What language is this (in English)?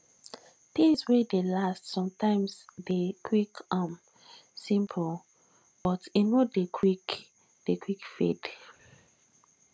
Nigerian Pidgin